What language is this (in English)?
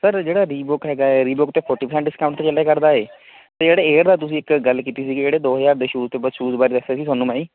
Punjabi